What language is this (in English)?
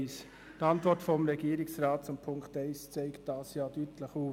Swiss German